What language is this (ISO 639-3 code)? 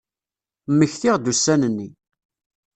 kab